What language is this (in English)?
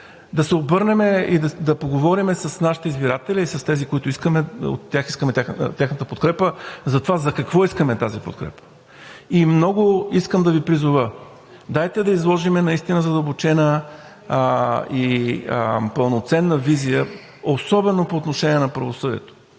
Bulgarian